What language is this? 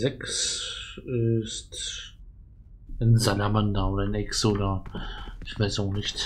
German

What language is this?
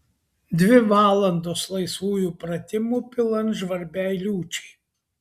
Lithuanian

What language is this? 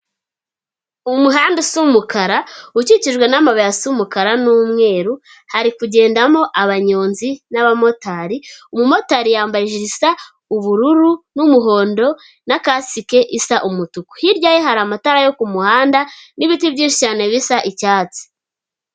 Kinyarwanda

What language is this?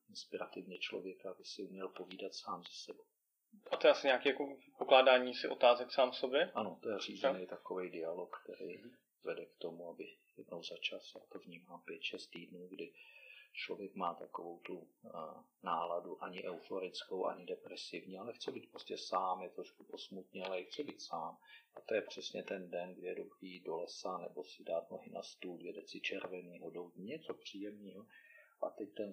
Czech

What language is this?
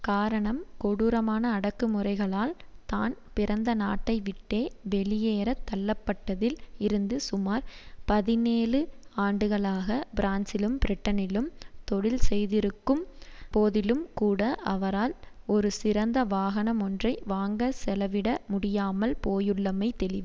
Tamil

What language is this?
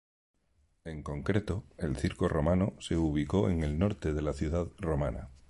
Spanish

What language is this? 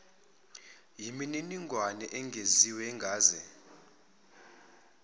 Zulu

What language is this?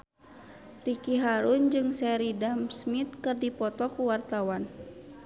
Sundanese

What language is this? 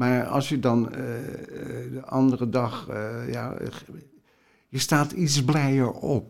Dutch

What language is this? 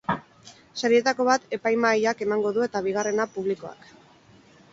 Basque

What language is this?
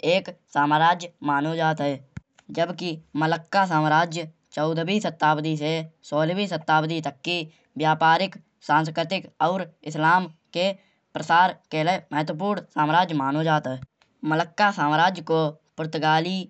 Kanauji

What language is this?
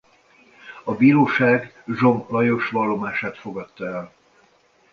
Hungarian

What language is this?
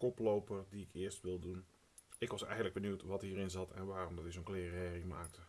Dutch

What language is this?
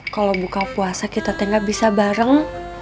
Indonesian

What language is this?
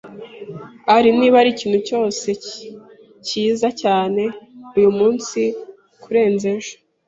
Kinyarwanda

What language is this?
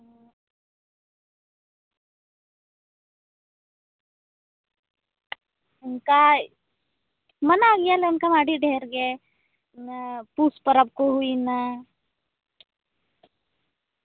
Santali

